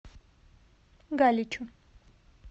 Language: Russian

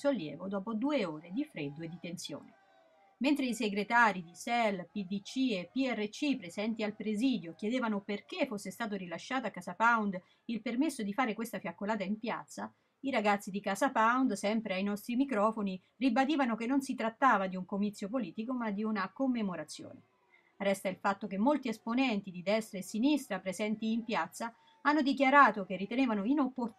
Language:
Italian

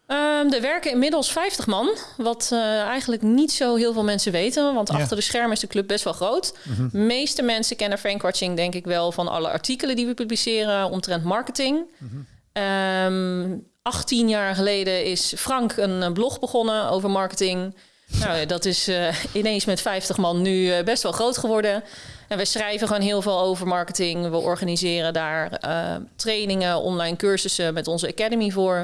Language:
Dutch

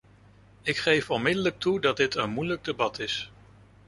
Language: Dutch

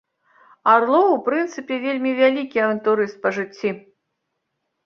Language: Belarusian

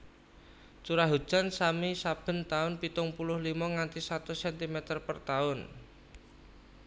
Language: Javanese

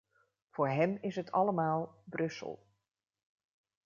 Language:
Dutch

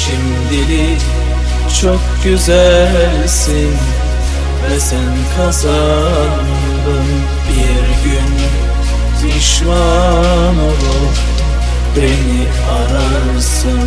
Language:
Turkish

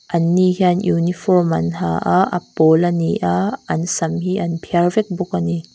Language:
Mizo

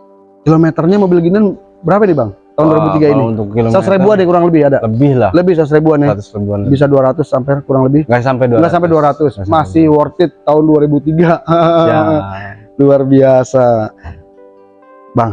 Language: Indonesian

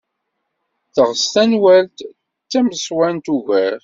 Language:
Kabyle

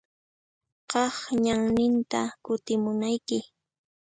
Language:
Puno Quechua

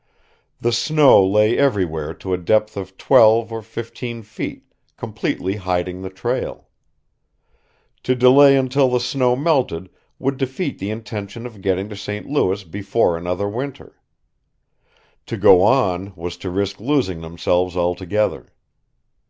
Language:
English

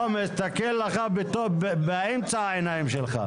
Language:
Hebrew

